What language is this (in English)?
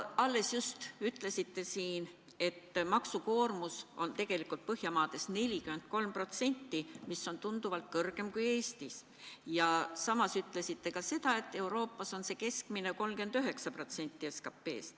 Estonian